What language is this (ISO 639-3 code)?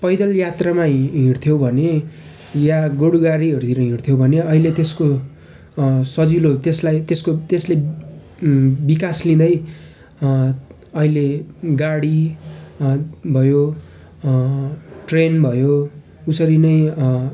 nep